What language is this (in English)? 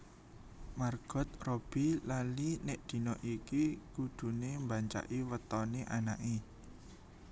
Javanese